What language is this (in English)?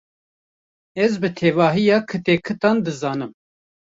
Kurdish